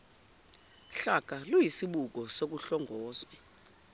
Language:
Zulu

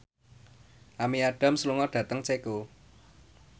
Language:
Javanese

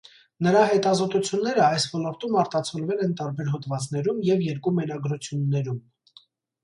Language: Armenian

